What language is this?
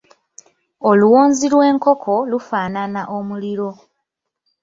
Ganda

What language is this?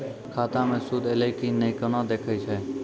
Maithili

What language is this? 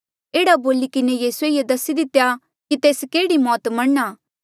Mandeali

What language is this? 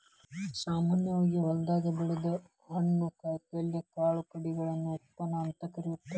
Kannada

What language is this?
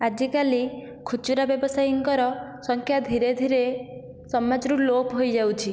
Odia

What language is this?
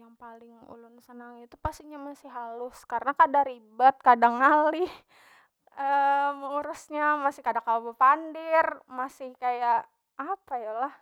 Banjar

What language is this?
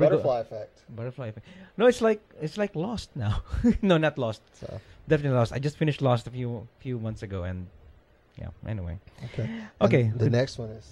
English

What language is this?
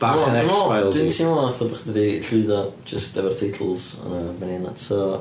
Welsh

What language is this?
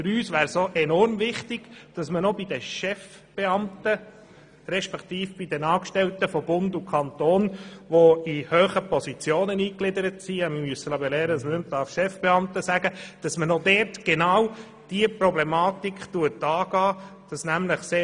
Swiss German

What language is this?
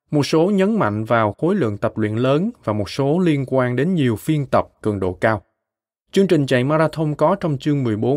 Vietnamese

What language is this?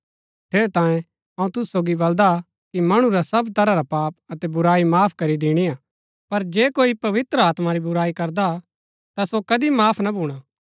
Gaddi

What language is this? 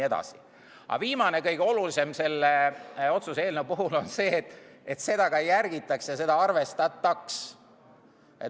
Estonian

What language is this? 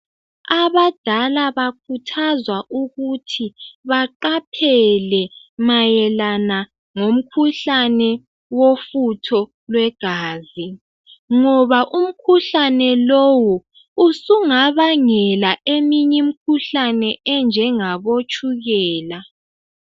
North Ndebele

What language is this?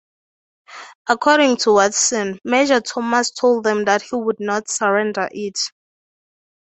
English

